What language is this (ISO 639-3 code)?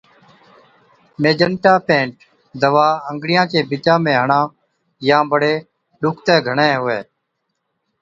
odk